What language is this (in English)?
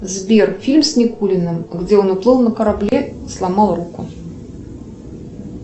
Russian